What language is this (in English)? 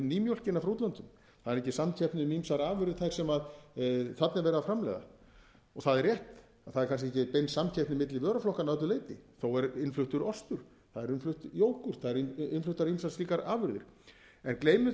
Icelandic